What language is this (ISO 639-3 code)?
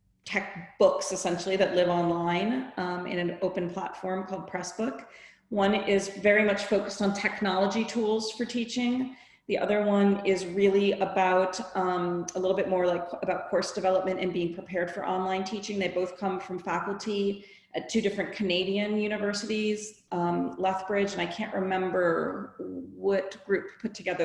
eng